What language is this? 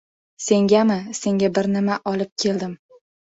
Uzbek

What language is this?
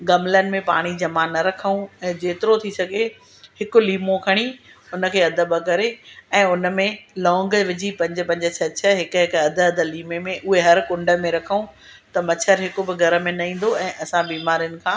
Sindhi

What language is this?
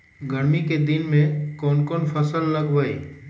Magahi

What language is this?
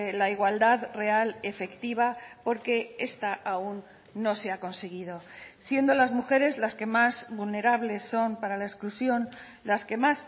Spanish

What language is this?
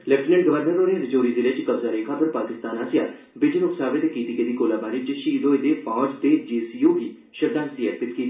Dogri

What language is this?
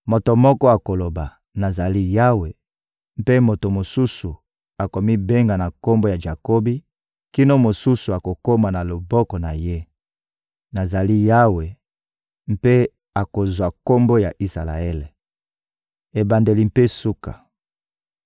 Lingala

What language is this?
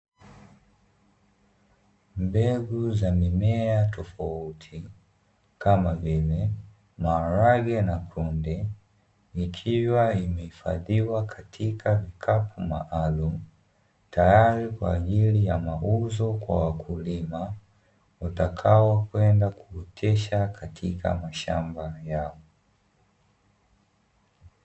Swahili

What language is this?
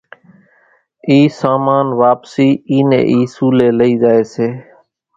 Kachi Koli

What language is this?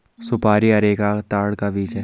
Hindi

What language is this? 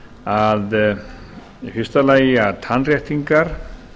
Icelandic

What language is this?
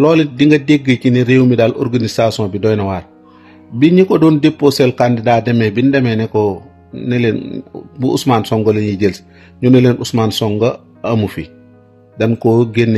Arabic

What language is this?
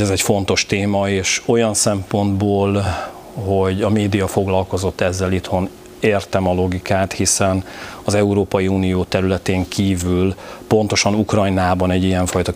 Hungarian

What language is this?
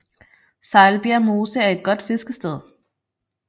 Danish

